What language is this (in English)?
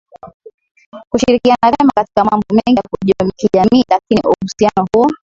Swahili